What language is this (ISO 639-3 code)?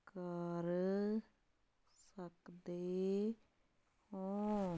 pan